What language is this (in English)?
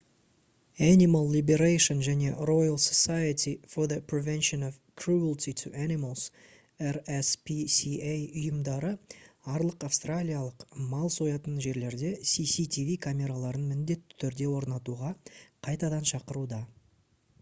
Kazakh